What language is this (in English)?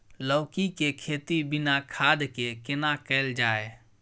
Maithili